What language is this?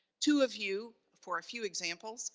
English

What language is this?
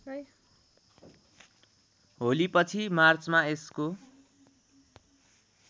Nepali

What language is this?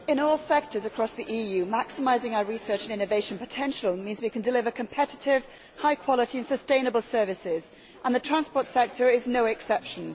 English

